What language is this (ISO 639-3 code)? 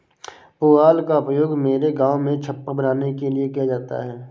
hin